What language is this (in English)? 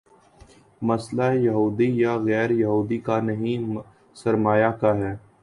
Urdu